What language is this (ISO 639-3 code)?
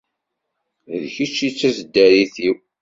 kab